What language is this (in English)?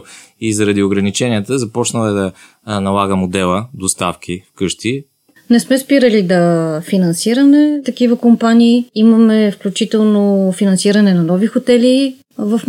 Bulgarian